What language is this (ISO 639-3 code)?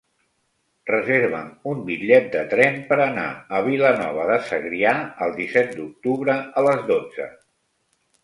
cat